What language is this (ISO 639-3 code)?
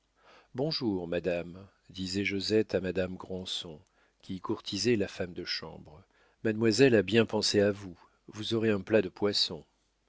fra